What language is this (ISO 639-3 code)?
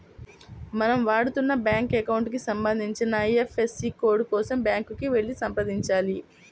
tel